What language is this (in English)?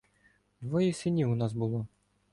Ukrainian